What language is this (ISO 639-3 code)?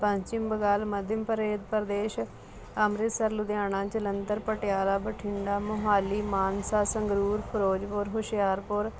pan